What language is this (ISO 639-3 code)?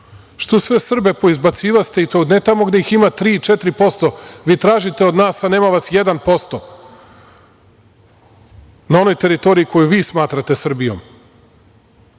srp